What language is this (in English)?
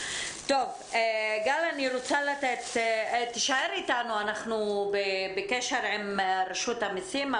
Hebrew